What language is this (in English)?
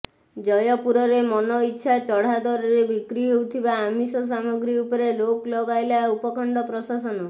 Odia